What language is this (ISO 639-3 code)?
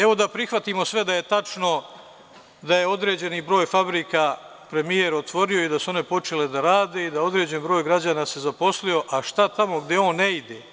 srp